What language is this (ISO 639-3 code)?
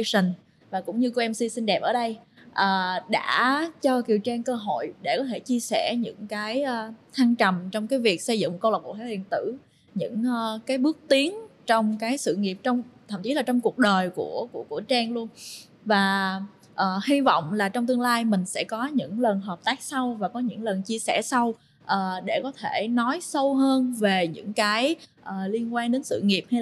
vie